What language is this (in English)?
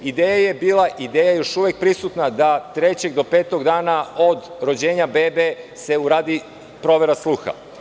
Serbian